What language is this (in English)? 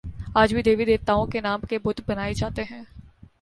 Urdu